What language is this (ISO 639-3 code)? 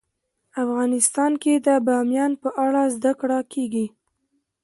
pus